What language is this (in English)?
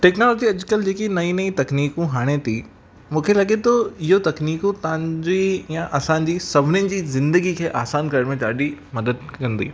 Sindhi